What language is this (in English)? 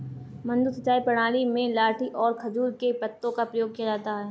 Hindi